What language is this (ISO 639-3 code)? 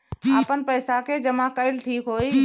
bho